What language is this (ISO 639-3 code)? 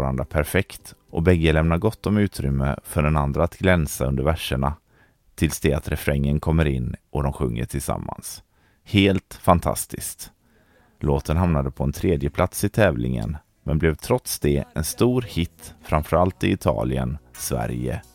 swe